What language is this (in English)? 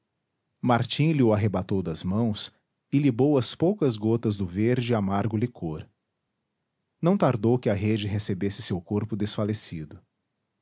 Portuguese